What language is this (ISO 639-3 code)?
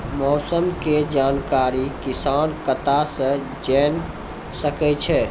mai